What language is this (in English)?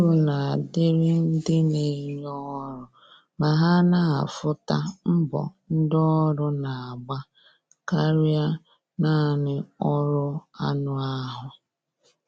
Igbo